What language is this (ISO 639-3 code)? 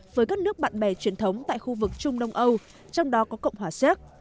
vie